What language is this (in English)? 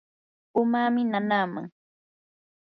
Yanahuanca Pasco Quechua